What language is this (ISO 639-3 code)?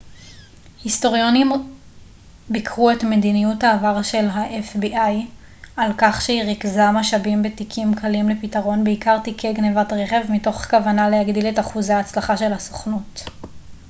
heb